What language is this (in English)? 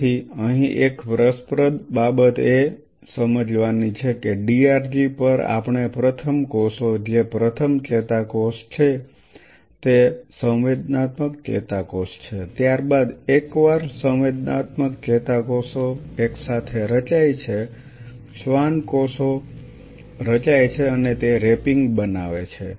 Gujarati